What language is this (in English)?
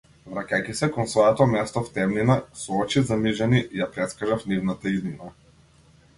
Macedonian